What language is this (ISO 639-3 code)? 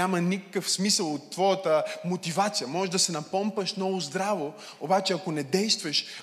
bul